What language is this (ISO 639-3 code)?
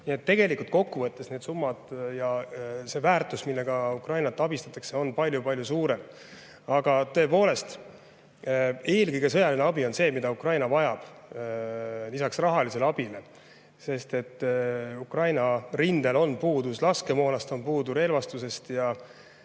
est